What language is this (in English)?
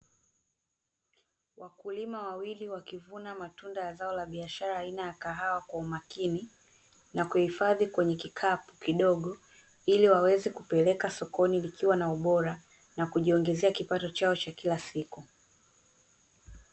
Swahili